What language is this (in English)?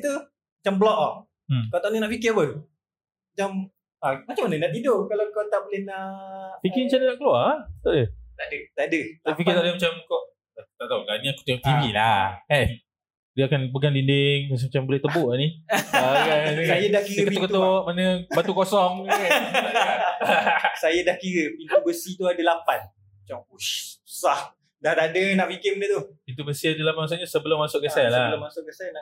Malay